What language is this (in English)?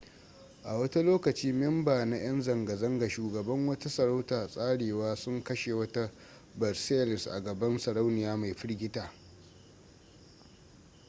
Hausa